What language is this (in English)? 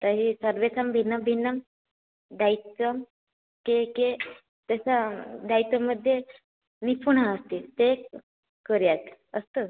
Sanskrit